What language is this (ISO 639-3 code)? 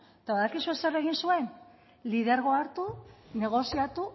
eus